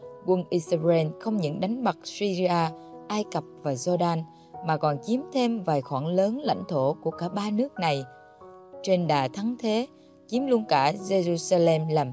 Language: Vietnamese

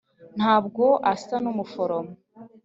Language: Kinyarwanda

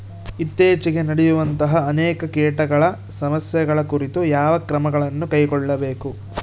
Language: Kannada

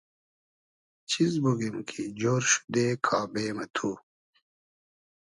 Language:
Hazaragi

